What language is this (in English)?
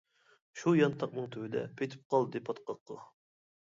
Uyghur